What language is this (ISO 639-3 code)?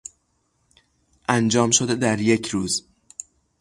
fas